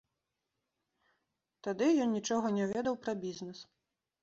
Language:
Belarusian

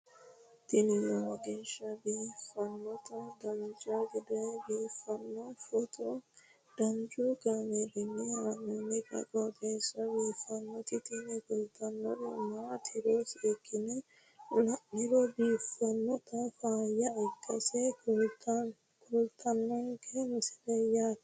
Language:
Sidamo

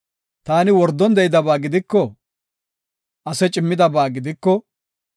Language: Gofa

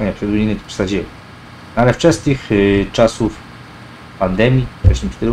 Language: Polish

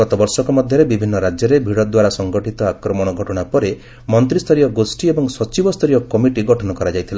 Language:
Odia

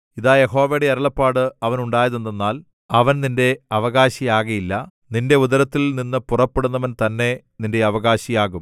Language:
Malayalam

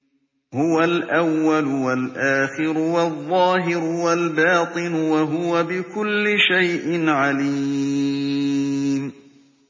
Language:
Arabic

